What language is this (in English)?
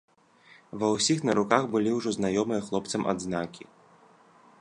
Belarusian